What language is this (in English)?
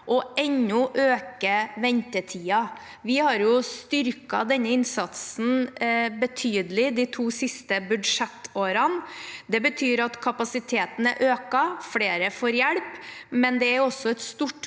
Norwegian